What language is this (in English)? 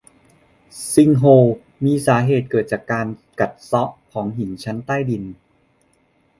Thai